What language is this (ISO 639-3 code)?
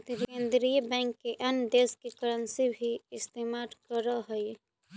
mag